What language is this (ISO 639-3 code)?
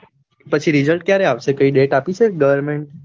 guj